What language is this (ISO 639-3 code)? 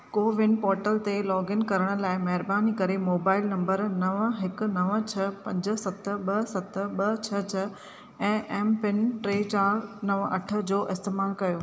snd